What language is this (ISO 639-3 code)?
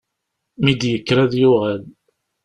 kab